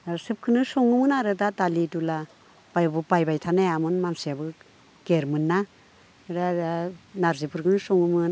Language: Bodo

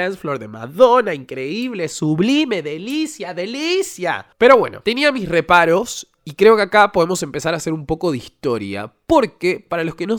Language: Spanish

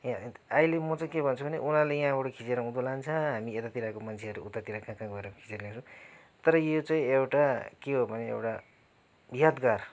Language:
Nepali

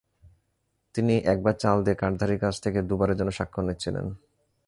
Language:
Bangla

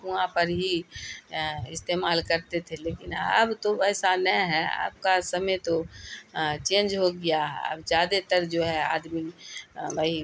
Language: Urdu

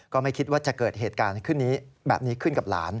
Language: Thai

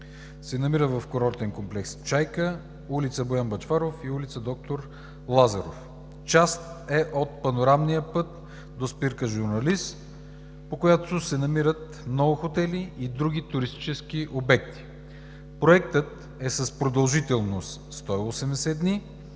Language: Bulgarian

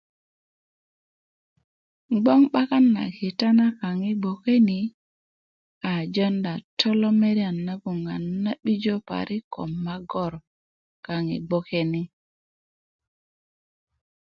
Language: Kuku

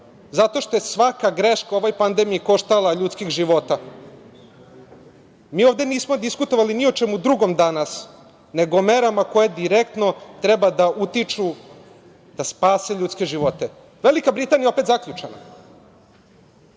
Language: Serbian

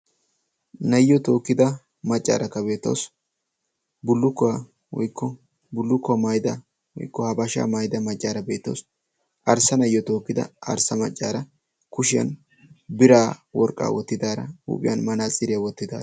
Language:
Wolaytta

